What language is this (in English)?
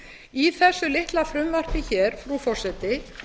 Icelandic